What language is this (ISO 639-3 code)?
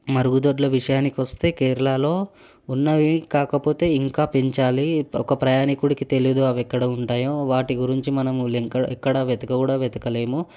tel